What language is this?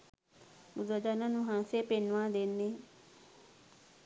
Sinhala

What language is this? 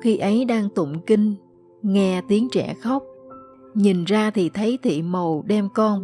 Vietnamese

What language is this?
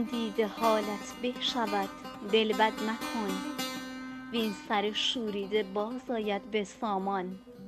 Persian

